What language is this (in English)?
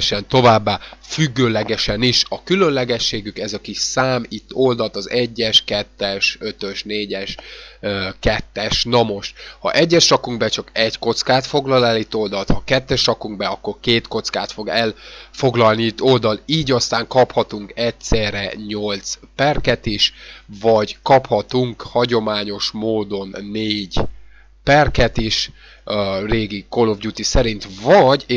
Hungarian